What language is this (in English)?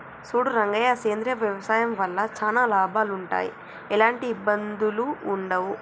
Telugu